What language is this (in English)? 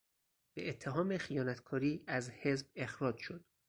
Persian